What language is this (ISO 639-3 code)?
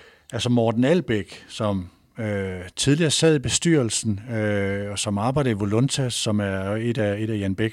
dan